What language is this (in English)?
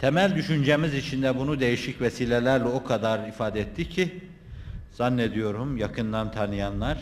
Turkish